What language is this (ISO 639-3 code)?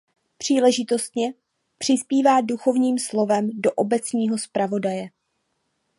ces